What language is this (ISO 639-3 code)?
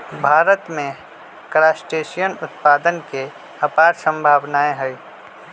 mag